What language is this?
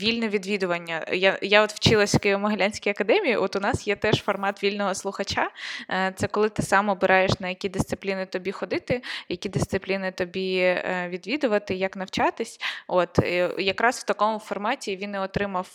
Ukrainian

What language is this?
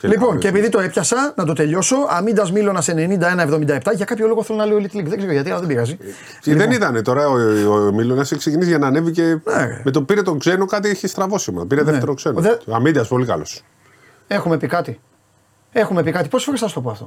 Greek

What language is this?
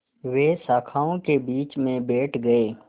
Hindi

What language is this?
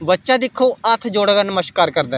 Dogri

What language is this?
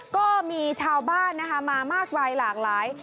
Thai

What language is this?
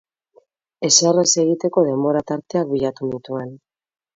Basque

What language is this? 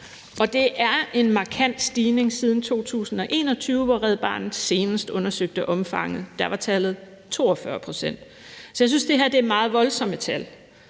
Danish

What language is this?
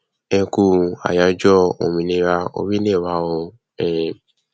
Yoruba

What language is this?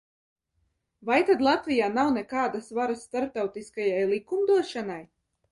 Latvian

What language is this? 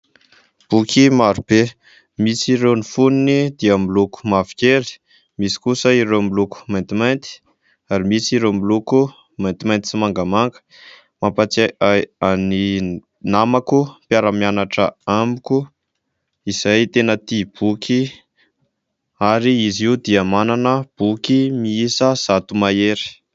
Malagasy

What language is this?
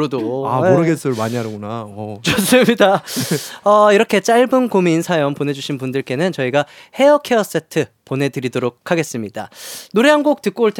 Korean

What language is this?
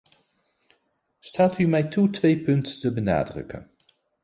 Dutch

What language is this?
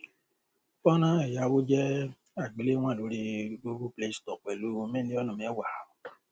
Yoruba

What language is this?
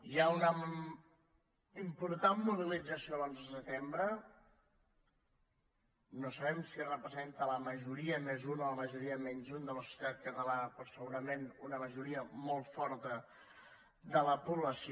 Catalan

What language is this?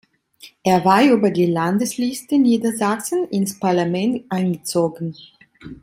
German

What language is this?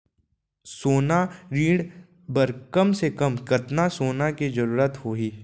Chhattisgarhi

